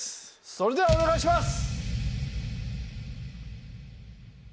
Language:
Japanese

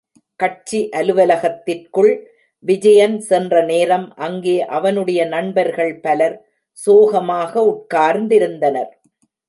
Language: Tamil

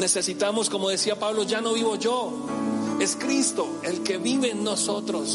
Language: Spanish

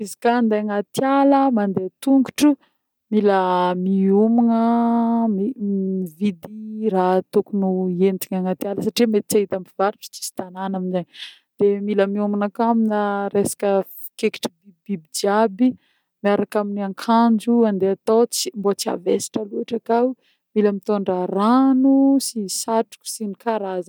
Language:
Northern Betsimisaraka Malagasy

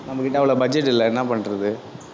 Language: Tamil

